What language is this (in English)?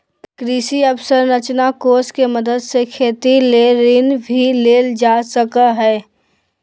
Magahi